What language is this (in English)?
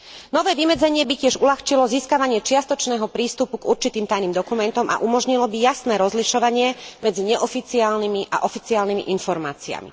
Slovak